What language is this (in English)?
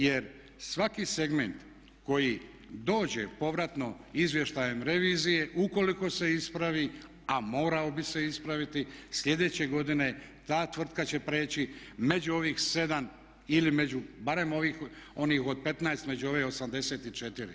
Croatian